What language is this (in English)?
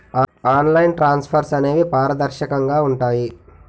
Telugu